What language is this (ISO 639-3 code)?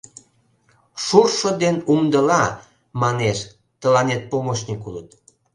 chm